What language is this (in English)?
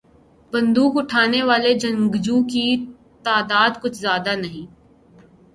Urdu